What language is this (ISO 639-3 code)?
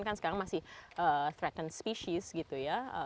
ind